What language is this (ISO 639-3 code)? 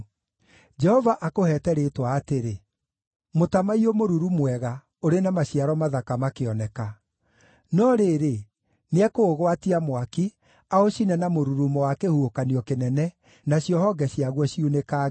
kik